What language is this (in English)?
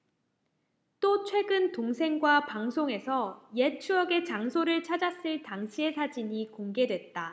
Korean